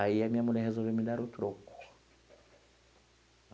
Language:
Portuguese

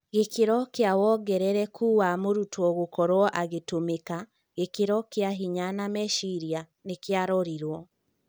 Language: Kikuyu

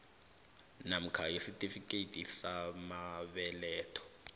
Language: South Ndebele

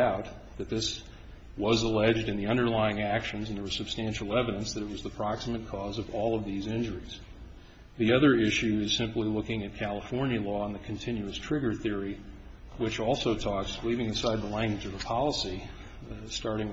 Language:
English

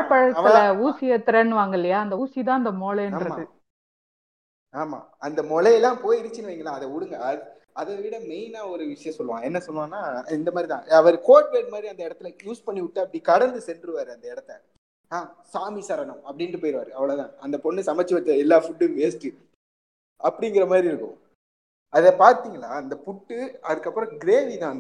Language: Tamil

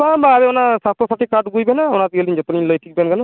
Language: Santali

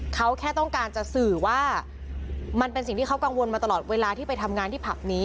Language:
Thai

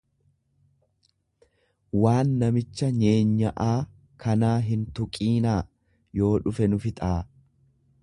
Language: Oromo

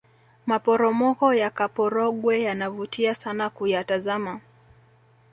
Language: Swahili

